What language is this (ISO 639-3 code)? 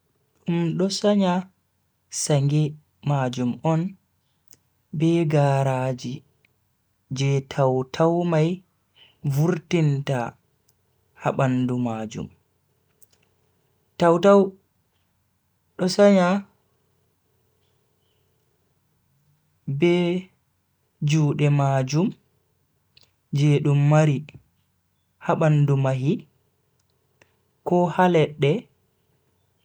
fui